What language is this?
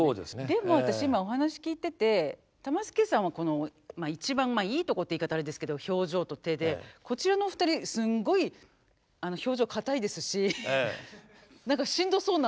Japanese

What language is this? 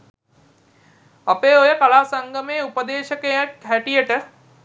Sinhala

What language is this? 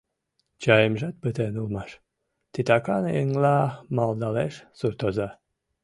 Mari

